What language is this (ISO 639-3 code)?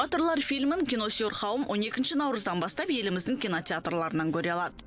kaz